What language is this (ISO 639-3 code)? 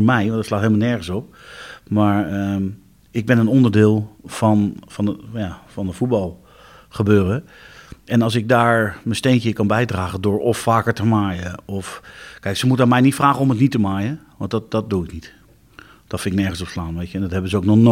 nld